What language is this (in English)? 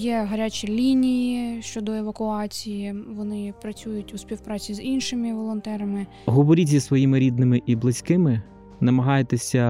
Ukrainian